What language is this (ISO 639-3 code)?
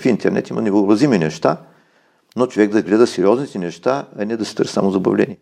bul